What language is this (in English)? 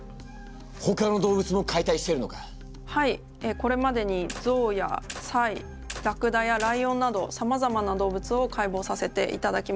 Japanese